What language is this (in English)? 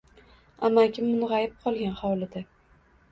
Uzbek